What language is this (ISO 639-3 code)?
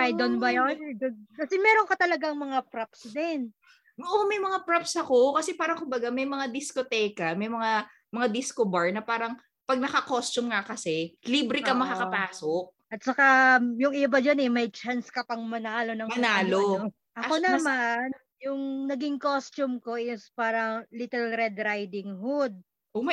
fil